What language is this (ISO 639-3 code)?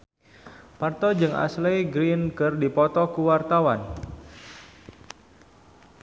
sun